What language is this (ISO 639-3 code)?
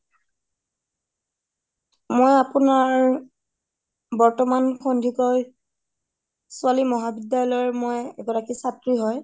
asm